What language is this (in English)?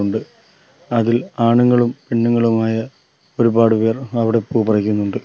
Malayalam